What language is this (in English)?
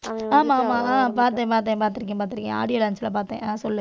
Tamil